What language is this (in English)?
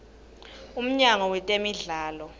Swati